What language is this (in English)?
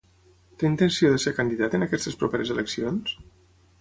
Catalan